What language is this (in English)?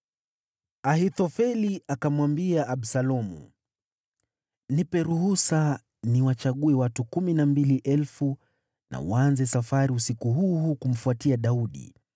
Swahili